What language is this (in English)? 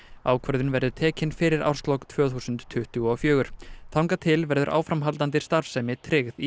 Icelandic